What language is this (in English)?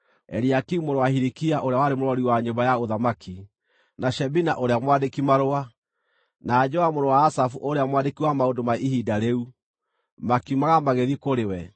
Kikuyu